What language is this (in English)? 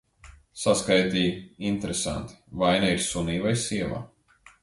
Latvian